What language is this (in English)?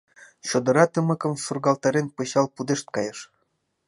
Mari